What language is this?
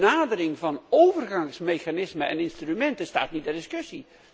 Dutch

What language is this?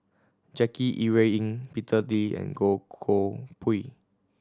English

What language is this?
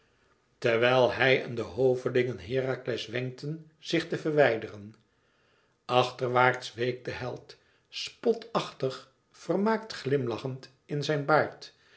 Dutch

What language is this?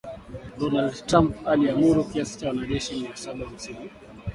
Swahili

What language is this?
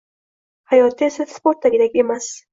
Uzbek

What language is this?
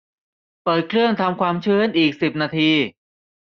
Thai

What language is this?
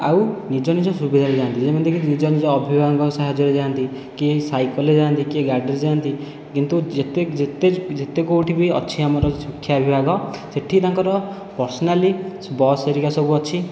Odia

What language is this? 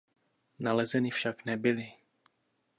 Czech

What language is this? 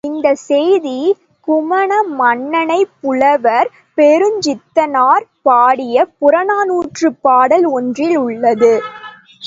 Tamil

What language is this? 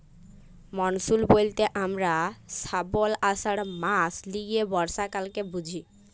Bangla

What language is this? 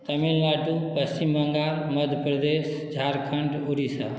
Maithili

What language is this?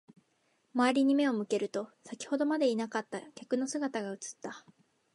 Japanese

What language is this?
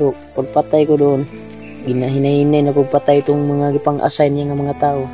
Filipino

